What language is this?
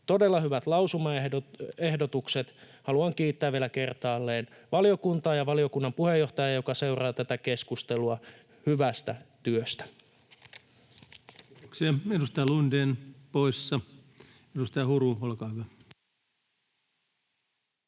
Finnish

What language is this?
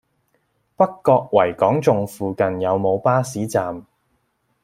Cantonese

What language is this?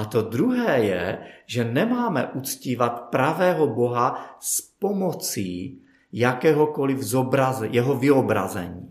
Czech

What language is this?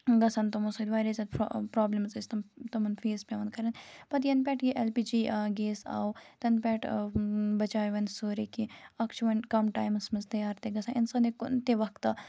Kashmiri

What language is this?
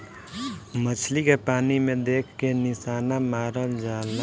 Bhojpuri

